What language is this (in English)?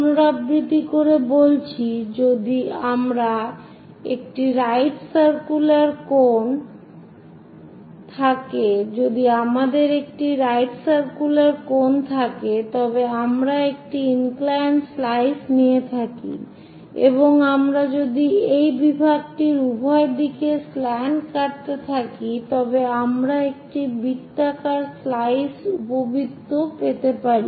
Bangla